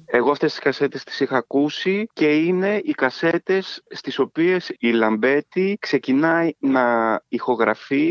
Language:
Greek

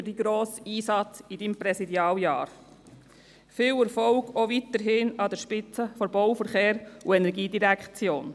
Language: Swiss German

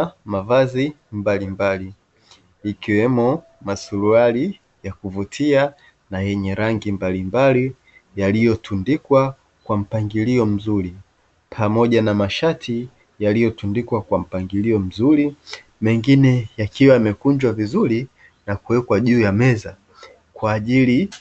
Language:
Swahili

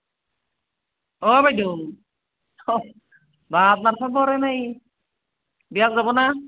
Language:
Assamese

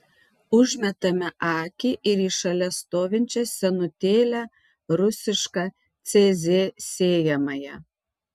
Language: Lithuanian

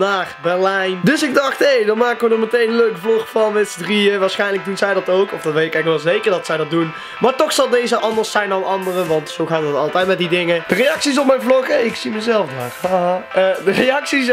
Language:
Dutch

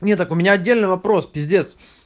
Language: Russian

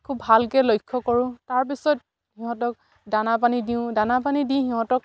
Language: Assamese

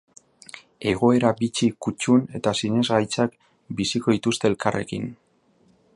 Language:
Basque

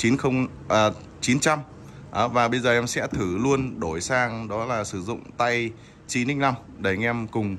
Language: Vietnamese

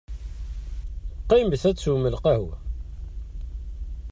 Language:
Kabyle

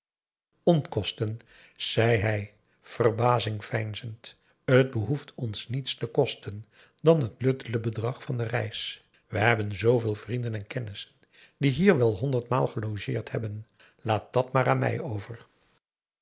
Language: Dutch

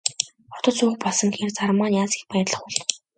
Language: Mongolian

